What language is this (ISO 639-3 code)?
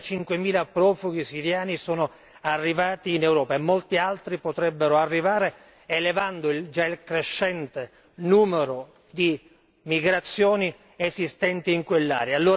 ita